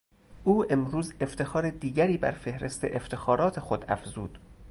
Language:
Persian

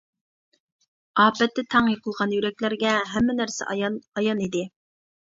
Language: Uyghur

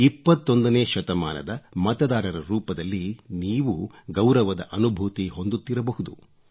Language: Kannada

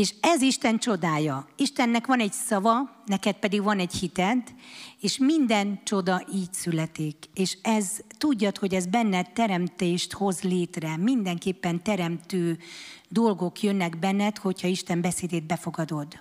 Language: Hungarian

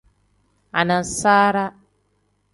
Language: Tem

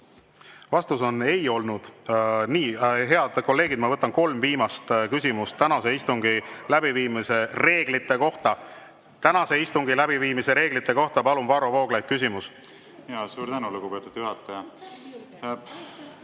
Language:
Estonian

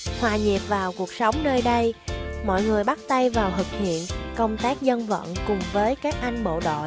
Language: Vietnamese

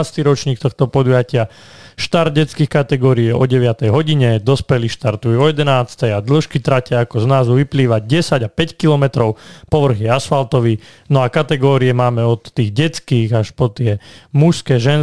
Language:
Slovak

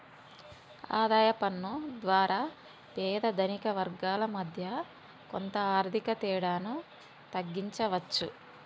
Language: Telugu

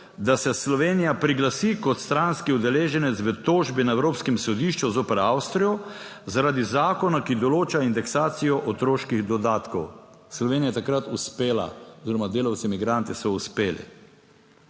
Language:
Slovenian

